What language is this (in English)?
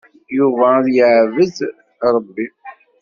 Kabyle